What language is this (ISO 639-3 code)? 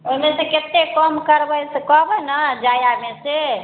mai